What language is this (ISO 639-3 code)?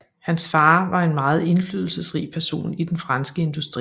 dan